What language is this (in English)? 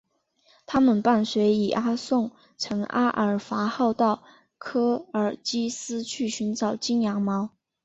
Chinese